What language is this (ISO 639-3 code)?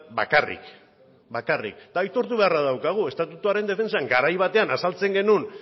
eus